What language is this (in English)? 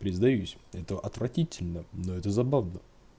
Russian